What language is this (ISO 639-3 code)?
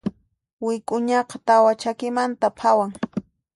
qxp